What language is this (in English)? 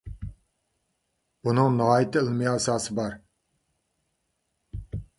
Uyghur